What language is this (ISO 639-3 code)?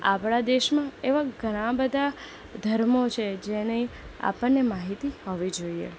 guj